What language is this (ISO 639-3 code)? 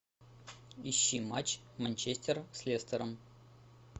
rus